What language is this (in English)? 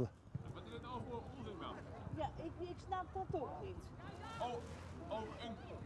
Dutch